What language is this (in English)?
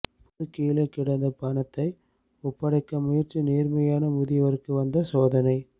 Tamil